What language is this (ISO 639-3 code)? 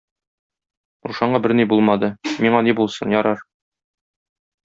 tat